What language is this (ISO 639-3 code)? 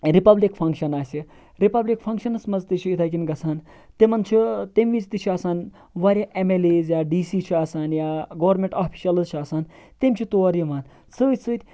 kas